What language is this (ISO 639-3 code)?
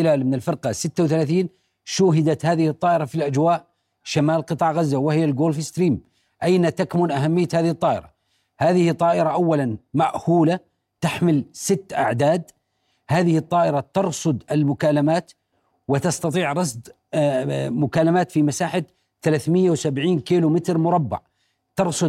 ara